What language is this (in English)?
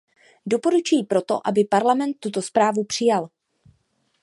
Czech